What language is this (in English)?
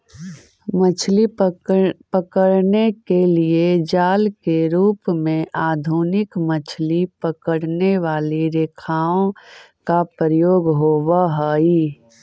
Magahi